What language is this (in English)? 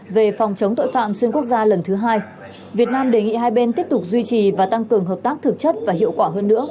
Vietnamese